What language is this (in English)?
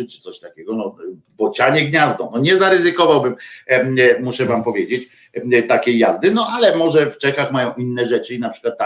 Polish